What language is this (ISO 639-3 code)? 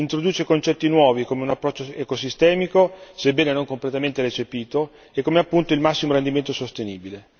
ita